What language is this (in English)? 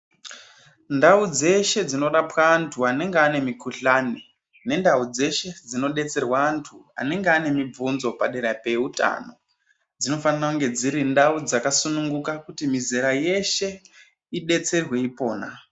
Ndau